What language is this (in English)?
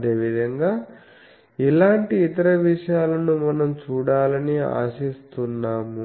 Telugu